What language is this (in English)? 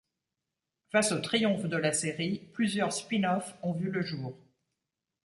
French